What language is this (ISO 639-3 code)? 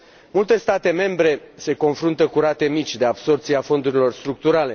ron